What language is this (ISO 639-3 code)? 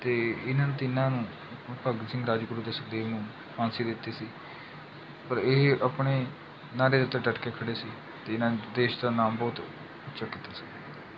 pan